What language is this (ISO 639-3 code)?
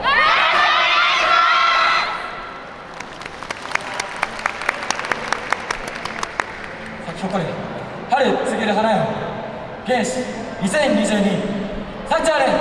jpn